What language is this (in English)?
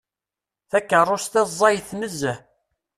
Kabyle